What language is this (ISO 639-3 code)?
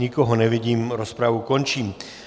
ces